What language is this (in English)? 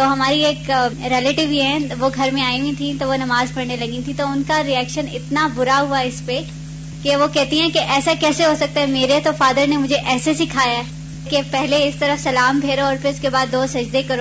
Urdu